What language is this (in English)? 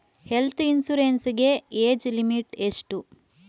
Kannada